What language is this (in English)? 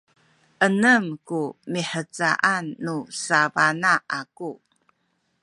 Sakizaya